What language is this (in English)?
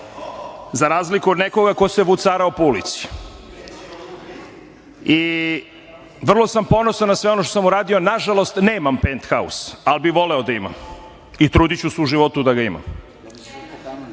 Serbian